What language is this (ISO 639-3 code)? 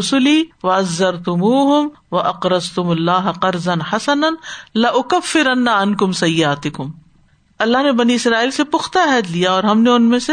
urd